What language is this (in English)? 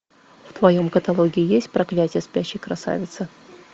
Russian